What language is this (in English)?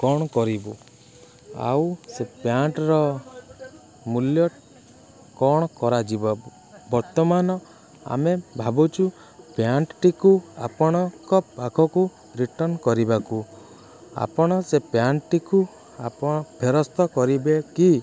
Odia